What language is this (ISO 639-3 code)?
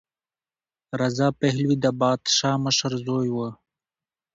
pus